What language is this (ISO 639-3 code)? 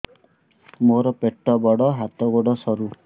ori